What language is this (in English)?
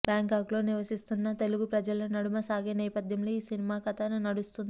Telugu